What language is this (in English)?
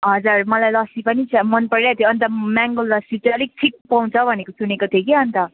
Nepali